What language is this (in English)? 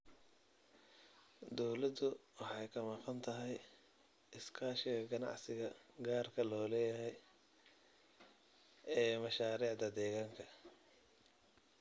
Somali